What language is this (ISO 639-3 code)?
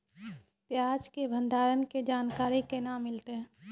mai